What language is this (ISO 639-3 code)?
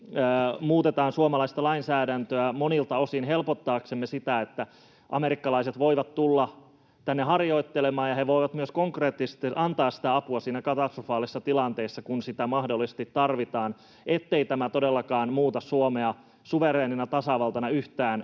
fin